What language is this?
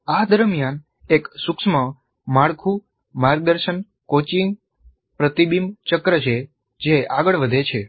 Gujarati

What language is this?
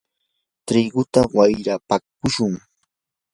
Yanahuanca Pasco Quechua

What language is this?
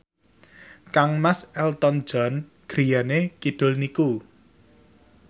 Javanese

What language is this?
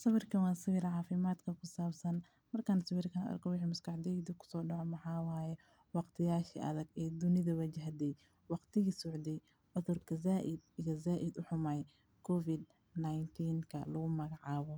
Somali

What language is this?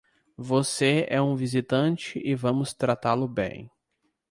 Portuguese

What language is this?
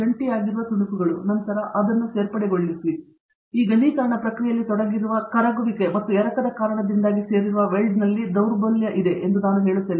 Kannada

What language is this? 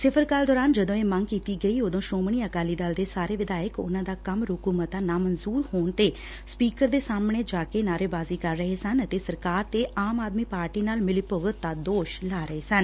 Punjabi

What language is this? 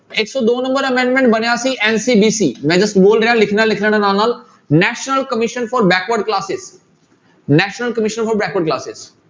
Punjabi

